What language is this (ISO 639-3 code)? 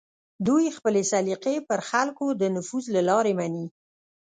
pus